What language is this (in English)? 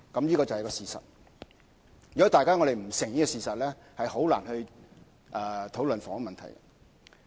Cantonese